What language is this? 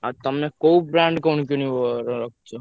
Odia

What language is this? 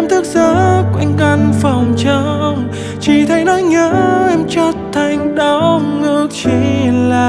Vietnamese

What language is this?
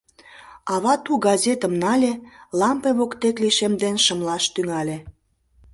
Mari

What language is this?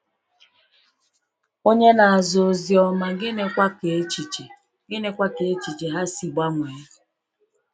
Igbo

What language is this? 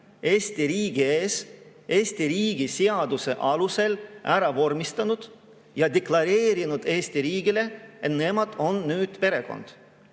Estonian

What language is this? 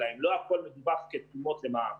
Hebrew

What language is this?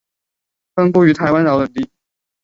Chinese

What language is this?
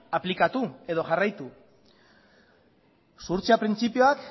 Basque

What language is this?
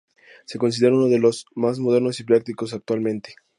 Spanish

